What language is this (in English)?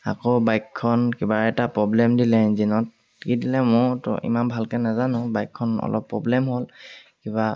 Assamese